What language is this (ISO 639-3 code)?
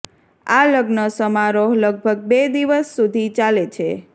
guj